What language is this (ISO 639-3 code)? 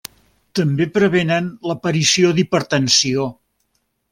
cat